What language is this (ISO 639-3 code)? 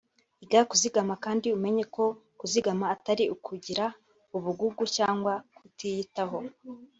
kin